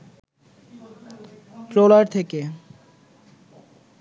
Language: Bangla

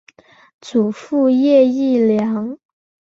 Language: Chinese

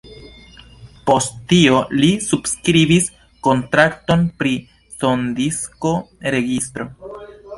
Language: Esperanto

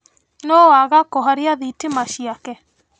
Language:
Kikuyu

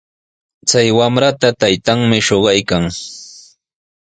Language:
Sihuas Ancash Quechua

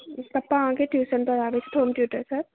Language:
Maithili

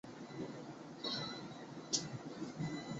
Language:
Chinese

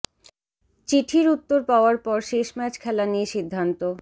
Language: Bangla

